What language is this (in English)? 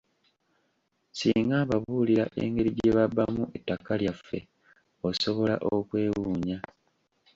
Ganda